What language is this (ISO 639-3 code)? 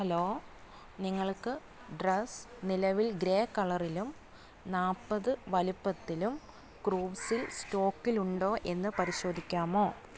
mal